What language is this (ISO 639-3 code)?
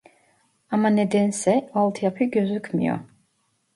tur